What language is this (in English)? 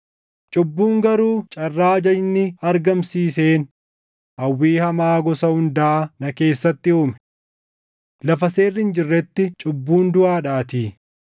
Oromo